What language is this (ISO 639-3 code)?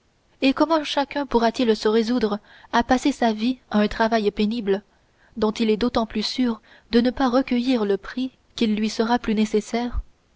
fra